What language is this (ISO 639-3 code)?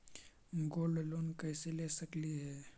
mag